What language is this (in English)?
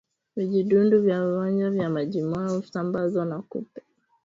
Swahili